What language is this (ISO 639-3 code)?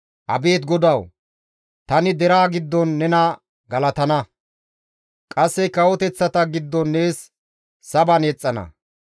gmv